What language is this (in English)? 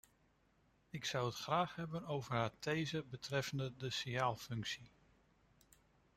Dutch